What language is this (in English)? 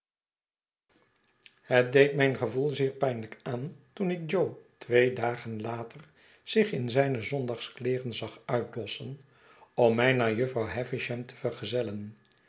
Dutch